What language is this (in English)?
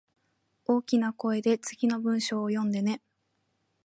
Japanese